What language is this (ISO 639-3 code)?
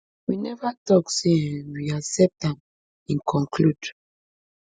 pcm